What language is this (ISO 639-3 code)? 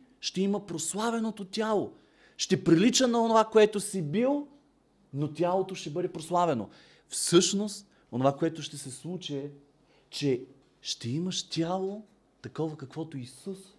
bul